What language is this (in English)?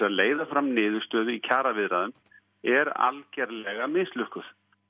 Icelandic